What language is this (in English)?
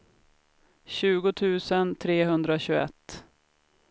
Swedish